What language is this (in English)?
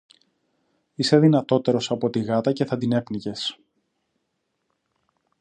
Greek